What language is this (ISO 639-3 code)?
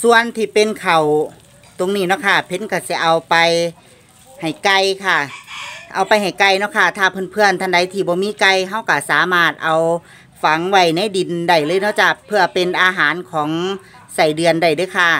tha